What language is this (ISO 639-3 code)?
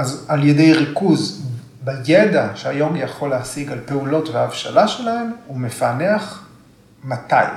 heb